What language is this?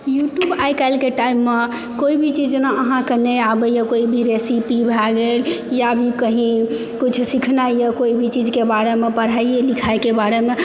Maithili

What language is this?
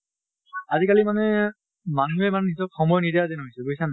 Assamese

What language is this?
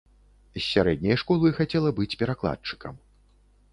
Belarusian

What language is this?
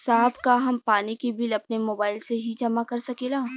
Bhojpuri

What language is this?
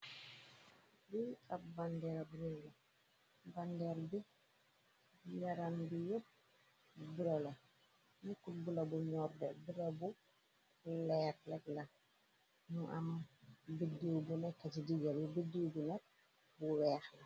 Wolof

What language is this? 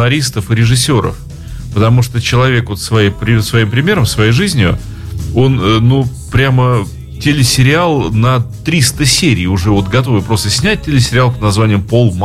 Russian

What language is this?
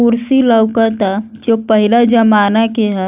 Bhojpuri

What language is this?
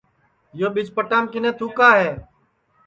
Sansi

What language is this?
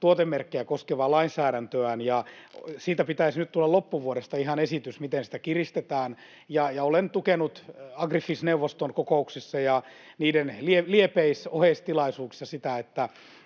Finnish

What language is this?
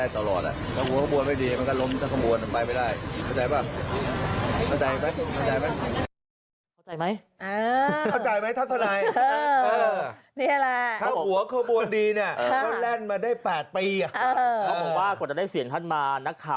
Thai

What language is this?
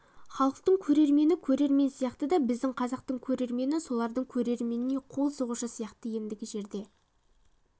Kazakh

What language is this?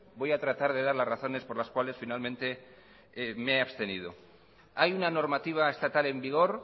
Spanish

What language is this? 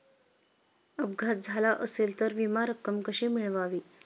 Marathi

